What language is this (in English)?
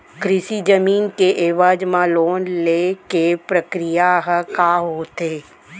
Chhattisgarhi